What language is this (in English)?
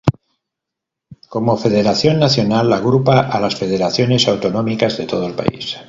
Spanish